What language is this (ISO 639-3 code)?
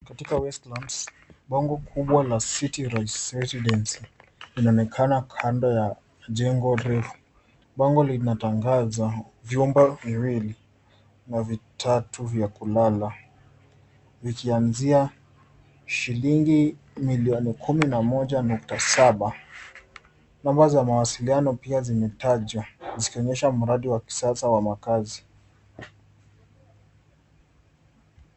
swa